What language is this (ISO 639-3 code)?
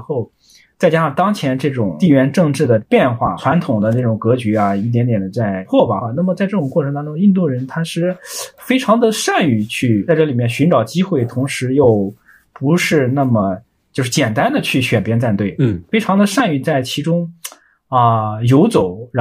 zho